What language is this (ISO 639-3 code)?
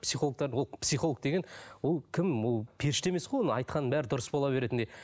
kaz